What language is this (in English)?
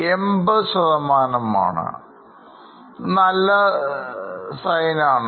Malayalam